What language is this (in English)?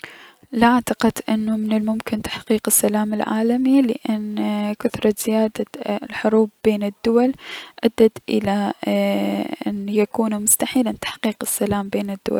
Mesopotamian Arabic